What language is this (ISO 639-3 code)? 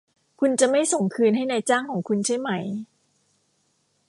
tha